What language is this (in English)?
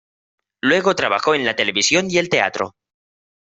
Spanish